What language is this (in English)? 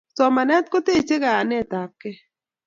Kalenjin